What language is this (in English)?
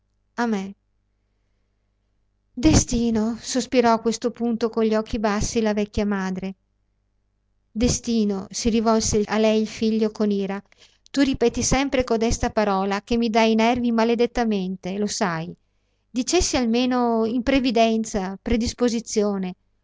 Italian